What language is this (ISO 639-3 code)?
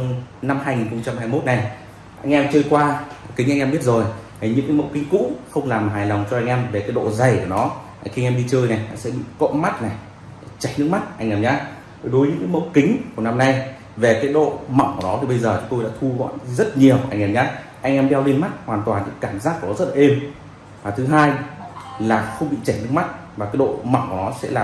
vie